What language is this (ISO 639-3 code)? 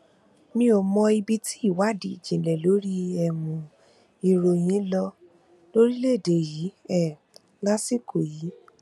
yor